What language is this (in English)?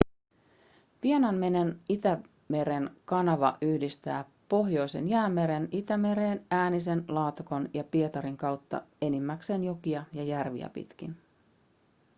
Finnish